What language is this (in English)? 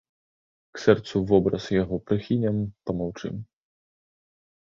Belarusian